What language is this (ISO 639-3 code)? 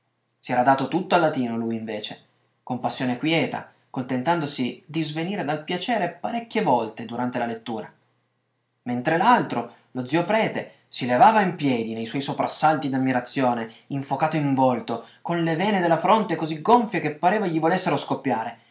ita